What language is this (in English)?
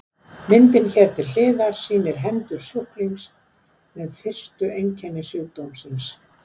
Icelandic